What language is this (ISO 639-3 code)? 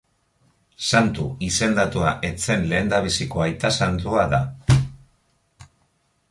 eus